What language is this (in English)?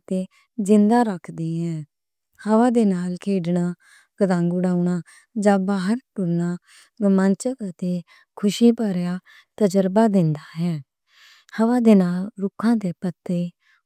Western Panjabi